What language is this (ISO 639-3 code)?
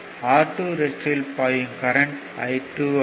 tam